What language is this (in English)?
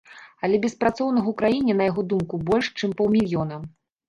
Belarusian